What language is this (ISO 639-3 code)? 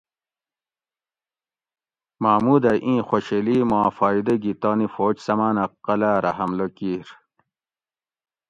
gwc